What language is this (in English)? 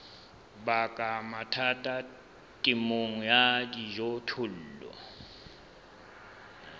Southern Sotho